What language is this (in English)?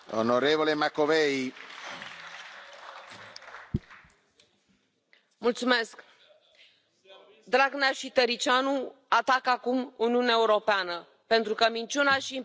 Romanian